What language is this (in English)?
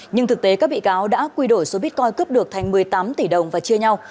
Vietnamese